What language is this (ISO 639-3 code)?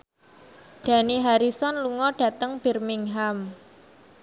jav